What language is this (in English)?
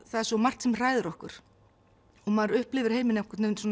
Icelandic